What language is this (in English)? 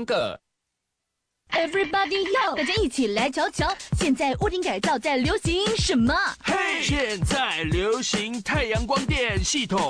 Chinese